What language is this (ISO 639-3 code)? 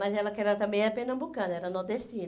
por